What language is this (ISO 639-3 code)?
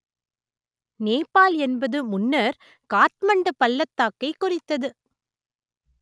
tam